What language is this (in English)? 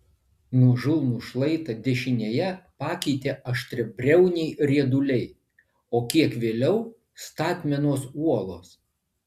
Lithuanian